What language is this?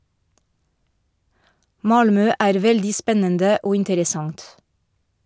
Norwegian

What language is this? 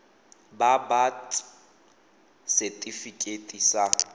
Tswana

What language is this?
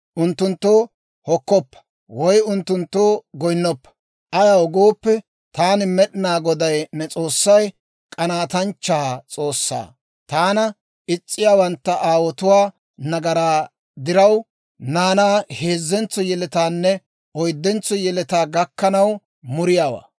Dawro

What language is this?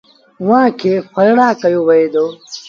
Sindhi Bhil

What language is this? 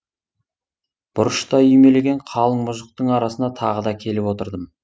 Kazakh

